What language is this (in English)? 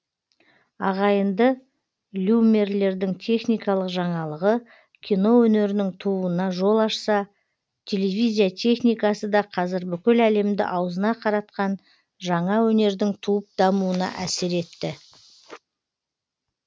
Kazakh